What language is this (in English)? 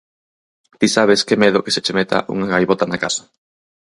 Galician